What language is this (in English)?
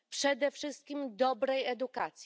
Polish